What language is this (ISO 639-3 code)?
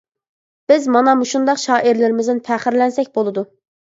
uig